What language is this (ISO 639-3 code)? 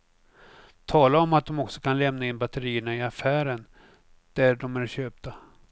swe